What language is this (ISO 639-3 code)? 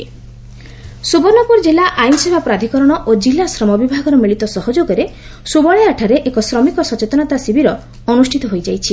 ori